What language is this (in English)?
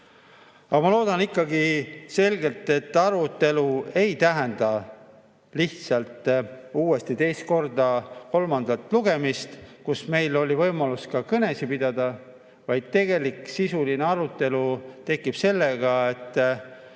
Estonian